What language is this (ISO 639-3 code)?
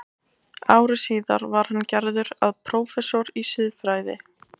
isl